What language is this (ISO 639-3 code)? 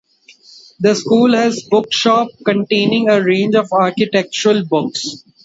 eng